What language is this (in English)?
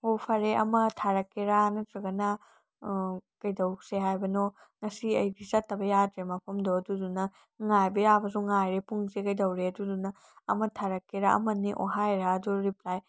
Manipuri